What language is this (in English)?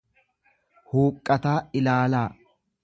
Oromo